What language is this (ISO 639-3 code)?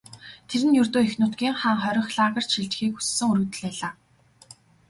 mon